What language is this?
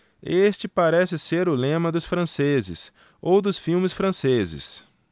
Portuguese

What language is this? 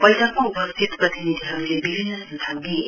Nepali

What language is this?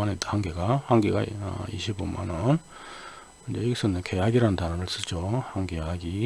Korean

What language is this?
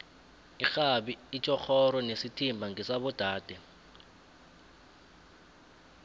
South Ndebele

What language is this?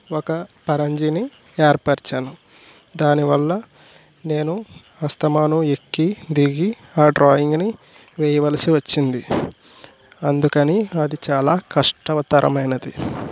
Telugu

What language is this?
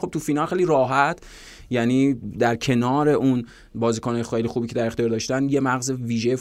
Persian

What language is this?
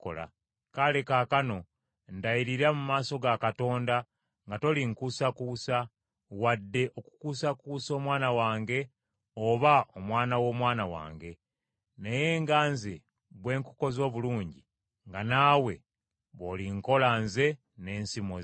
Ganda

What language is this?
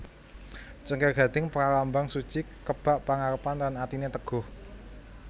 Javanese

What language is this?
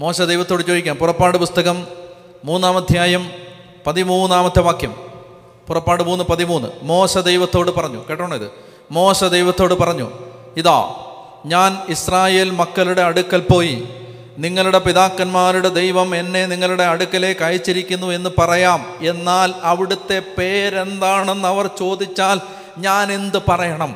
Malayalam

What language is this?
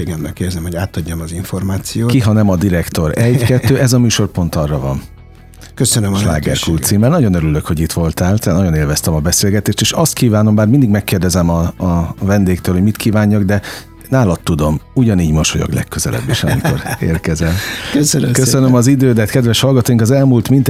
Hungarian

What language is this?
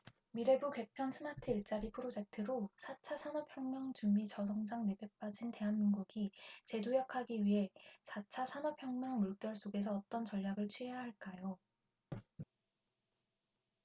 Korean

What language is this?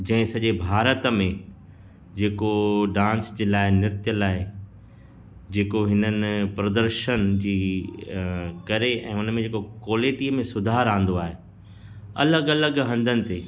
Sindhi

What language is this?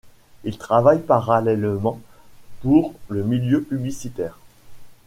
French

